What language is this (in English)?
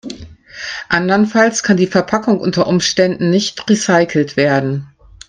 German